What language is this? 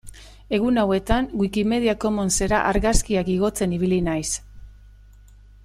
Basque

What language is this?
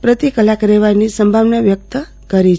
Gujarati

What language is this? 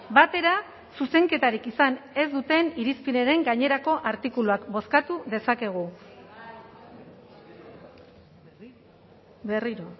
Basque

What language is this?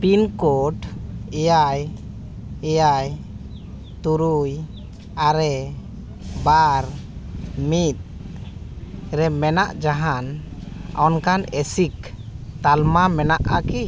Santali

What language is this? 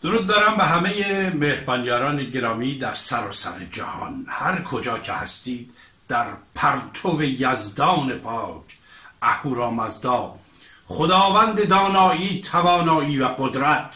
Persian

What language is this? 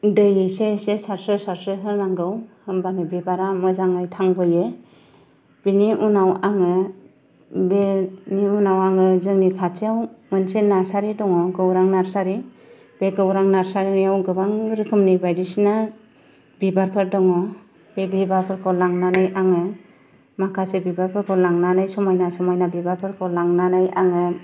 Bodo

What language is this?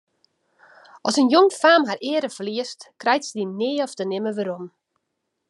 Western Frisian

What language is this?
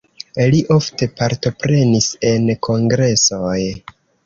Esperanto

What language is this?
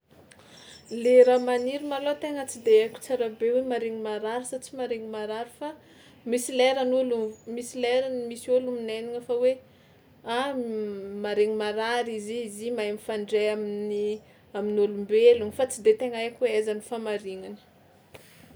Tsimihety Malagasy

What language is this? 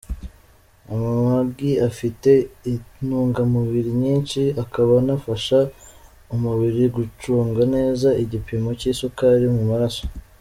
Kinyarwanda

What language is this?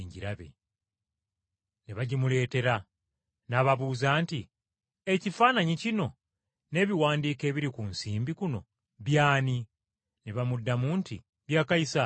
Ganda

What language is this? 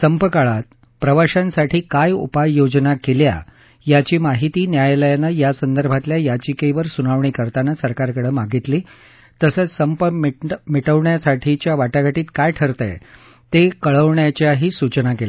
Marathi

